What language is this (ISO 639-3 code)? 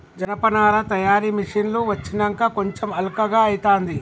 tel